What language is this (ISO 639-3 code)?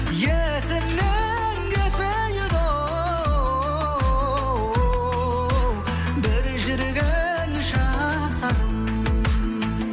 kaz